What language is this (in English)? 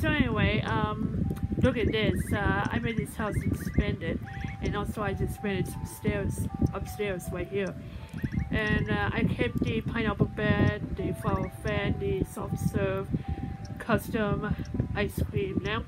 English